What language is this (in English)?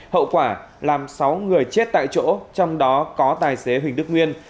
Vietnamese